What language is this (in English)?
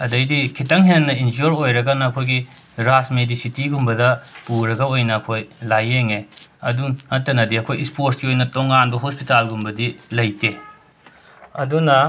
Manipuri